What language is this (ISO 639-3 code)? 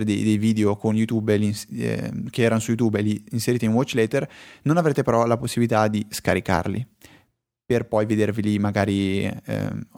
ita